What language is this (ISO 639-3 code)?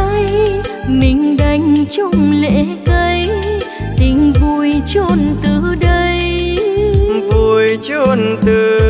vie